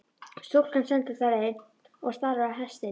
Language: Icelandic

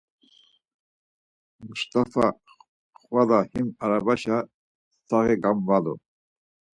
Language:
Laz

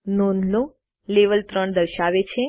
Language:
Gujarati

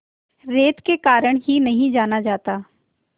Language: Hindi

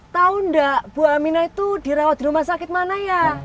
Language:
Indonesian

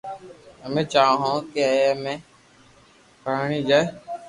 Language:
Loarki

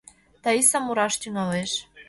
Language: Mari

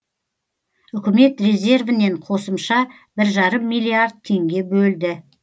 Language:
Kazakh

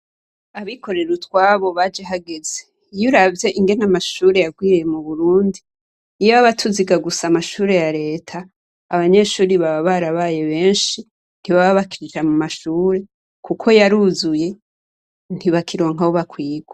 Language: Rundi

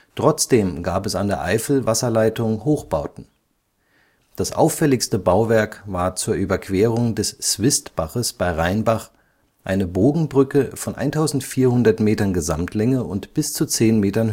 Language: German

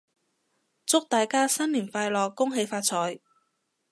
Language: Cantonese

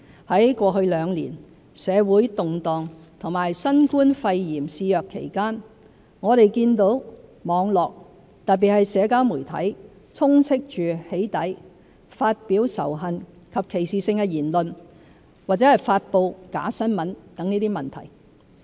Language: Cantonese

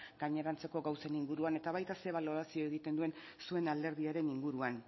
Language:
Basque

